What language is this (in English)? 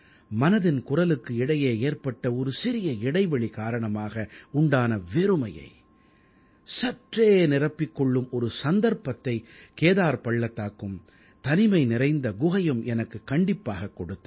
Tamil